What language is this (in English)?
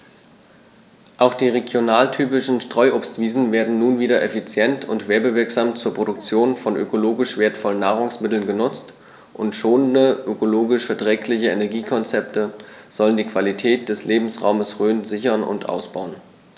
German